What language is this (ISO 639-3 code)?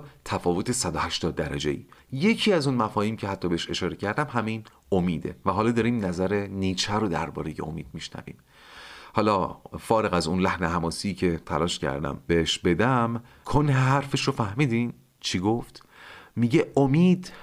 fas